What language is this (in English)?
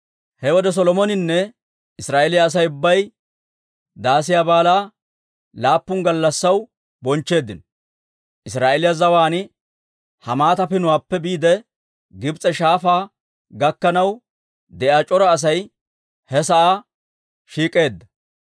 Dawro